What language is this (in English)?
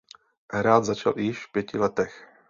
Czech